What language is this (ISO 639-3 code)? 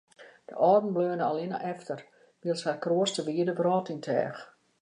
fry